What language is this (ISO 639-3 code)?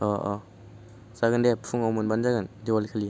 brx